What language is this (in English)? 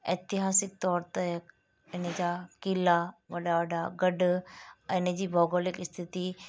Sindhi